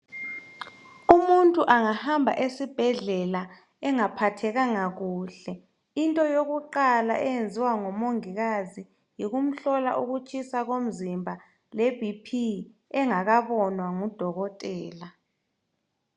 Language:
North Ndebele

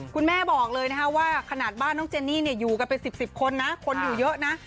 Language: Thai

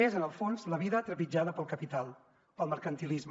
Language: Catalan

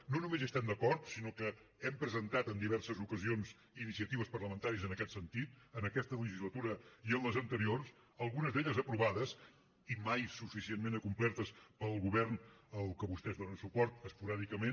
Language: Catalan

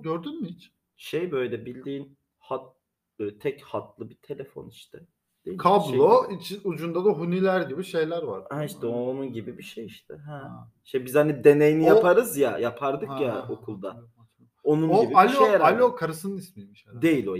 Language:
Turkish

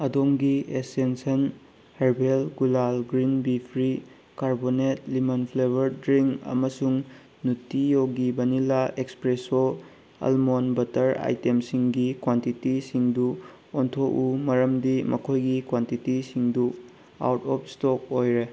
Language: Manipuri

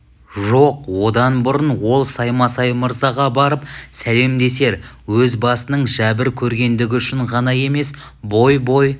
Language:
Kazakh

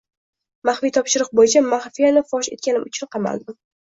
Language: Uzbek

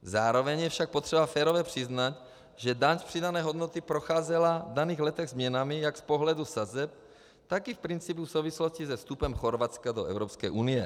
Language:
Czech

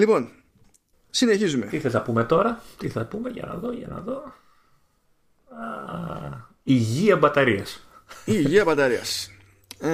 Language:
Greek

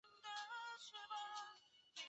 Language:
Chinese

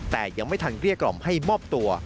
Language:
Thai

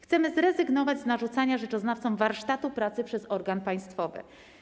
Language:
Polish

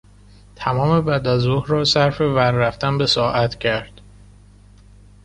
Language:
Persian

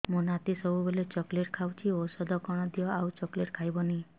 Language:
Odia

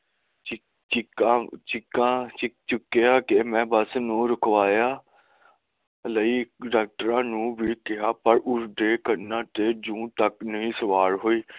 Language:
Punjabi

